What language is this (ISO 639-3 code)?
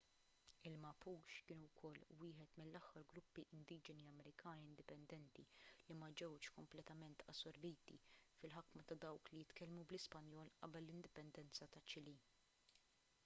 mlt